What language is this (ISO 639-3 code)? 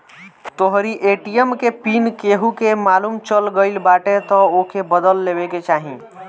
bho